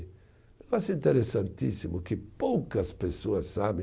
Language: Portuguese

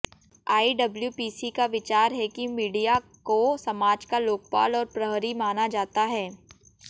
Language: Hindi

